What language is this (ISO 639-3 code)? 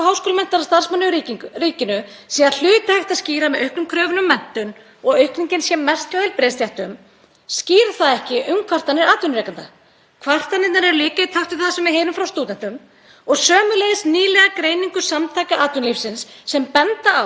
isl